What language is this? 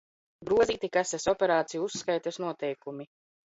Latvian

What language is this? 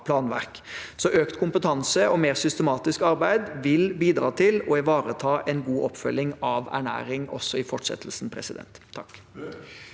Norwegian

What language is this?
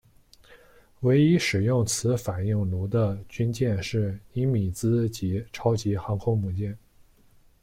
Chinese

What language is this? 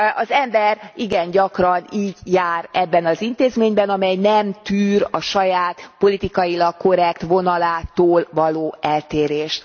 Hungarian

